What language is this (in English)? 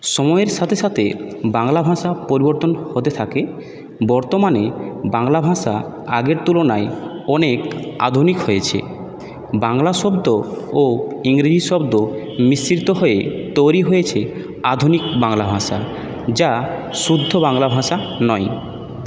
Bangla